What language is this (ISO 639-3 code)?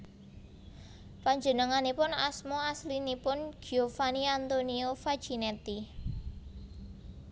jav